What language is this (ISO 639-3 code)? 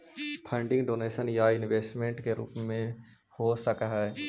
mag